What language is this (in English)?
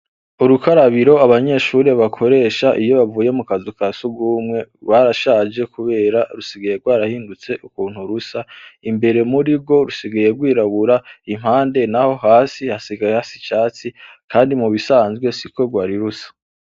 Rundi